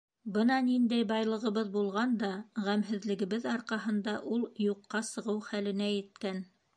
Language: Bashkir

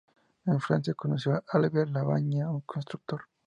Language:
Spanish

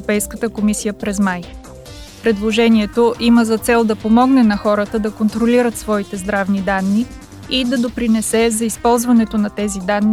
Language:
Bulgarian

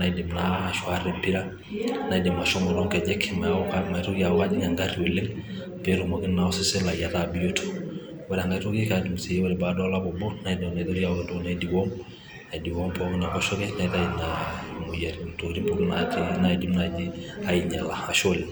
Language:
Masai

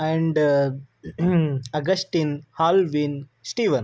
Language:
Kannada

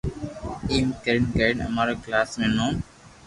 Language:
Loarki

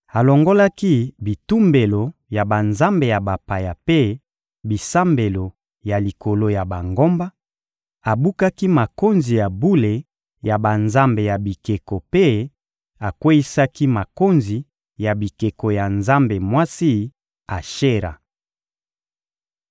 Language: Lingala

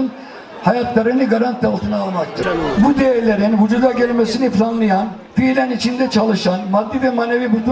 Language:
Turkish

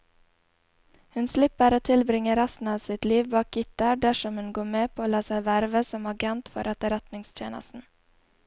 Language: Norwegian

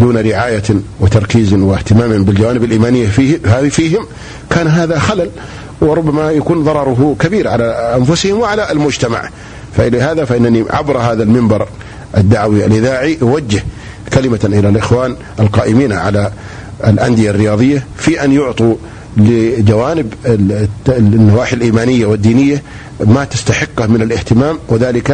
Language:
Arabic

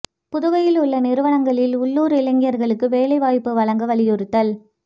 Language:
Tamil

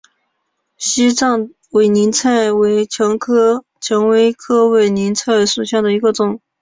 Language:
Chinese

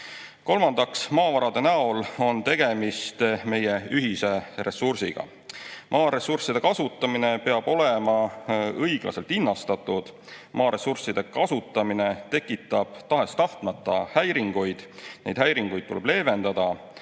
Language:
Estonian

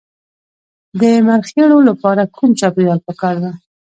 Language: Pashto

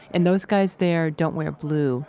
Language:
English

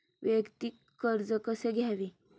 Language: Marathi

